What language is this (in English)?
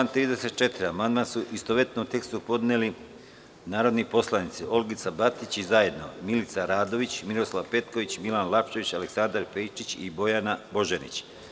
Serbian